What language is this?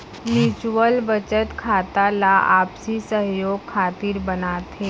Chhattisgarhi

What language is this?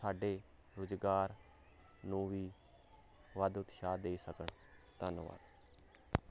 Punjabi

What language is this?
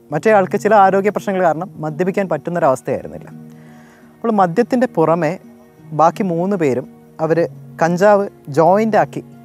Malayalam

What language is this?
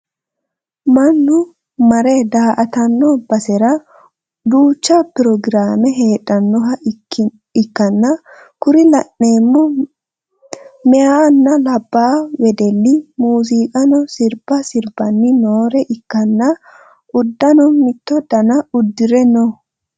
Sidamo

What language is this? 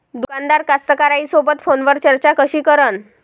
Marathi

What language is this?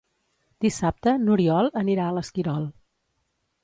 Catalan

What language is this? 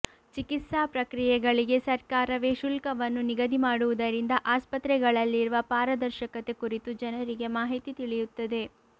Kannada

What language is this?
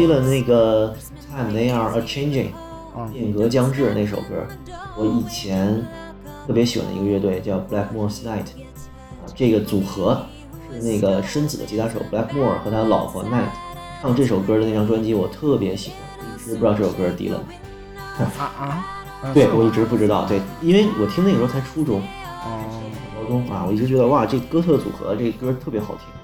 Chinese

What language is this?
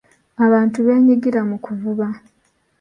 Ganda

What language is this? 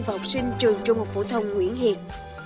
Vietnamese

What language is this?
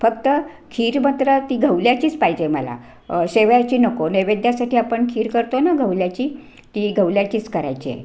Marathi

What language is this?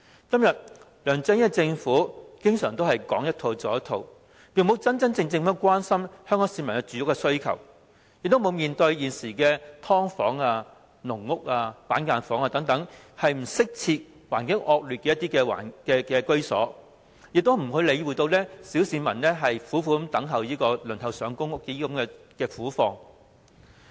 Cantonese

